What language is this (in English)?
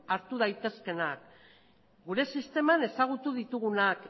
Basque